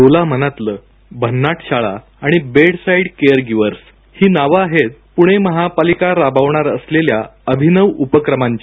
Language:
Marathi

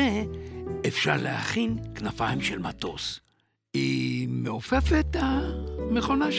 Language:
Hebrew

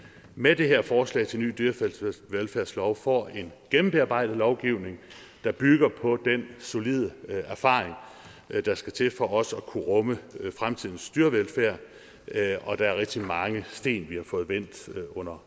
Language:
Danish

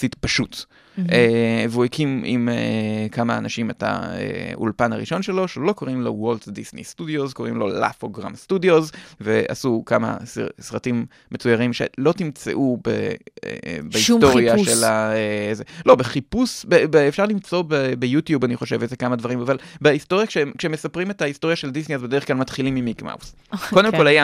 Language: Hebrew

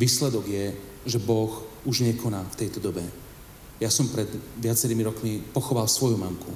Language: Slovak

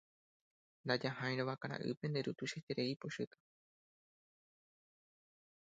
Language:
Guarani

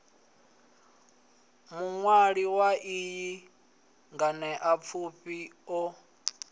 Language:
Venda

